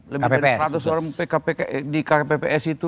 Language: Indonesian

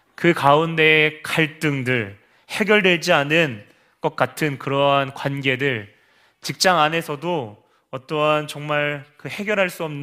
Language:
Korean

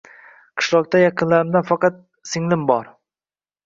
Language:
Uzbek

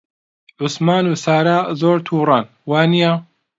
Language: Central Kurdish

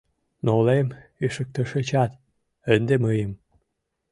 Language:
Mari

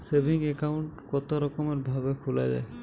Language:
Bangla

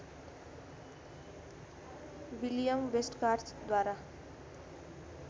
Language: Nepali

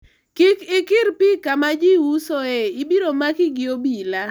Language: Luo (Kenya and Tanzania)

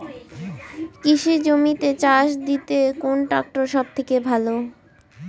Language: Bangla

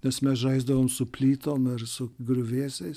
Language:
Lithuanian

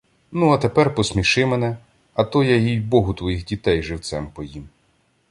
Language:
Ukrainian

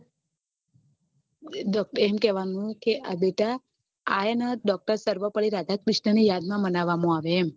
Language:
Gujarati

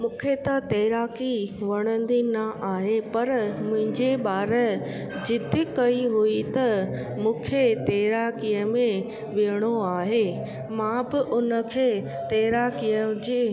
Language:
Sindhi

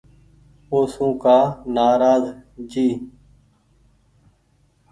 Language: Goaria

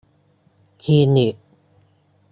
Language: Thai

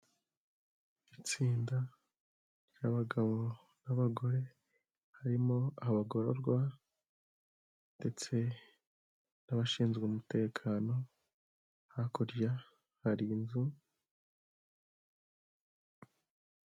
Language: Kinyarwanda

